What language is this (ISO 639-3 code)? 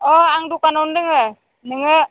brx